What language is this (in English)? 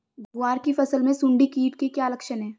Hindi